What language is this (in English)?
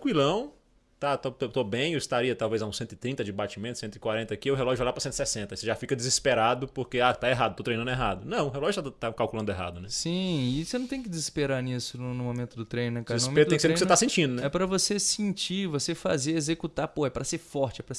Portuguese